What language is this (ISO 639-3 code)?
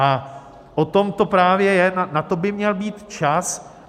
ces